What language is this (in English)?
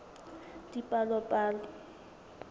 Southern Sotho